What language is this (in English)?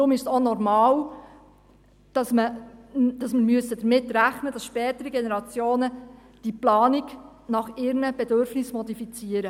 Swiss German